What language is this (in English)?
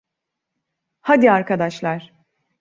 Turkish